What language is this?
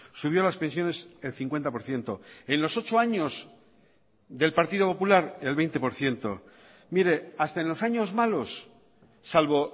Spanish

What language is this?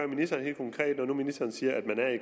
Danish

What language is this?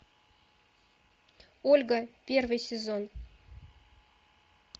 Russian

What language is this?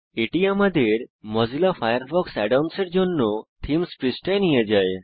Bangla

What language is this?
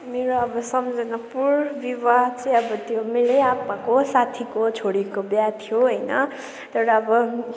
Nepali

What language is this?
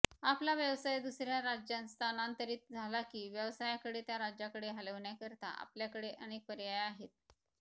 Marathi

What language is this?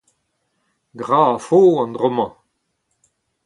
Breton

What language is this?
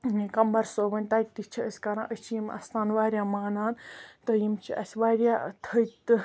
Kashmiri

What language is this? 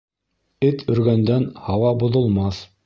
Bashkir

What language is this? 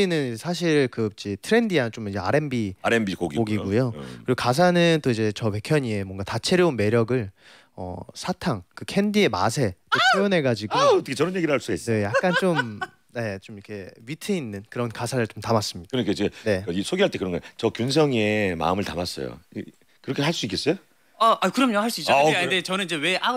Korean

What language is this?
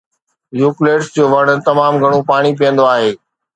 Sindhi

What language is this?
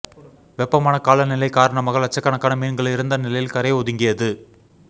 Tamil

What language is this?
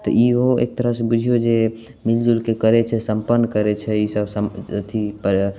Maithili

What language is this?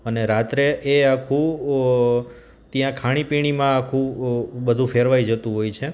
Gujarati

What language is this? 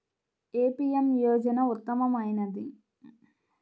Telugu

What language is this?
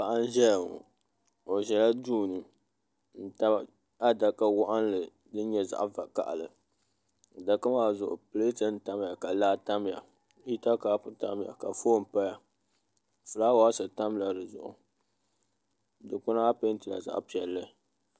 Dagbani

